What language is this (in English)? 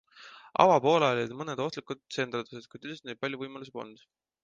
Estonian